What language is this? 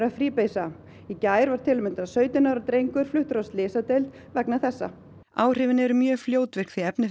Icelandic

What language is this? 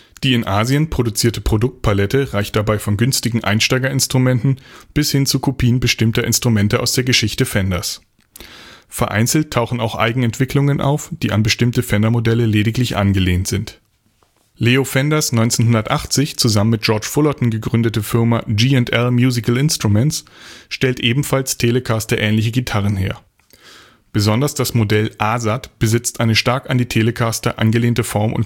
German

